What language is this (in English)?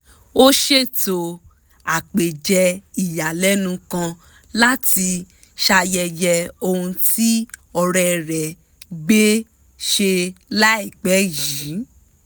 Yoruba